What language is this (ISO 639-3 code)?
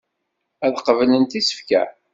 kab